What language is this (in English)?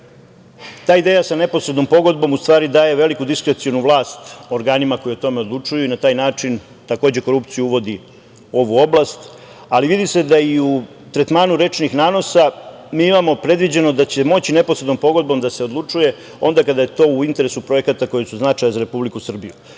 Serbian